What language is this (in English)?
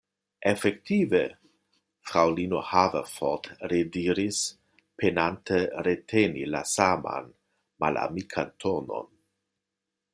Esperanto